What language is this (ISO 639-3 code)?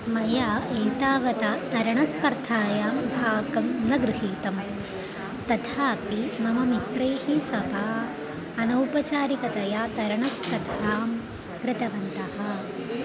san